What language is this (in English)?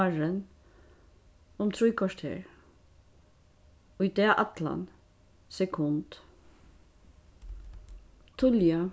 Faroese